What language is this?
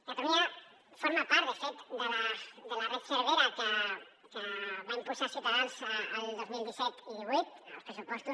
Catalan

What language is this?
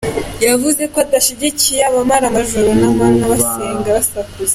Kinyarwanda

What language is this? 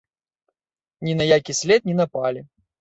Belarusian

